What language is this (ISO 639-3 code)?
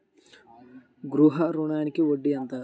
tel